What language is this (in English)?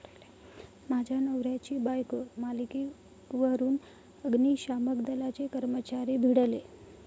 Marathi